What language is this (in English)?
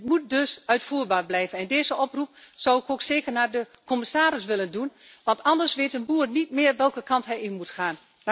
Dutch